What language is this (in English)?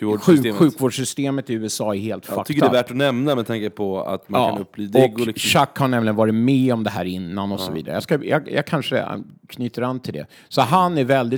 Swedish